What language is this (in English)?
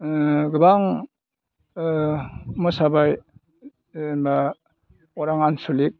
Bodo